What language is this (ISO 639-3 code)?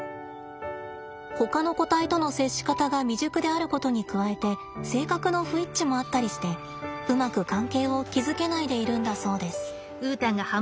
jpn